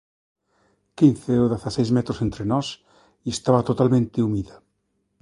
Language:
Galician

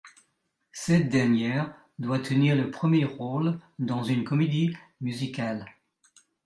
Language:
French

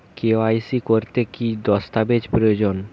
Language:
Bangla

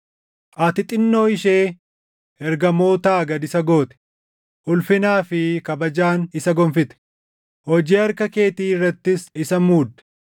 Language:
Oromo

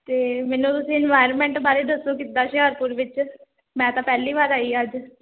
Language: Punjabi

